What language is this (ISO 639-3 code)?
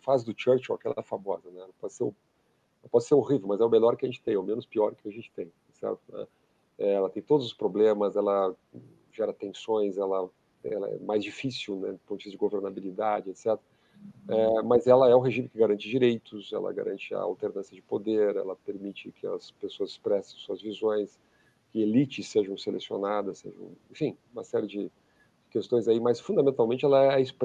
por